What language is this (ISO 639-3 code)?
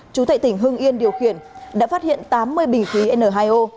vie